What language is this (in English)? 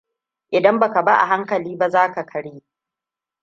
Hausa